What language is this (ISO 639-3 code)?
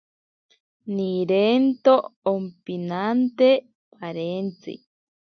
prq